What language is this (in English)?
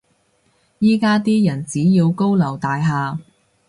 Cantonese